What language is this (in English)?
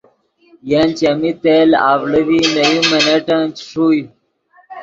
Yidgha